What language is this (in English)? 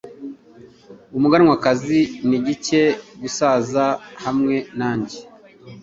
Kinyarwanda